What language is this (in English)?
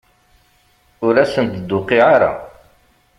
Kabyle